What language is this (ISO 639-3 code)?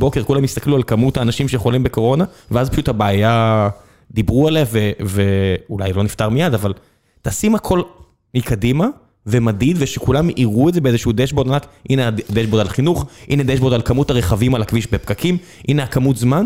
heb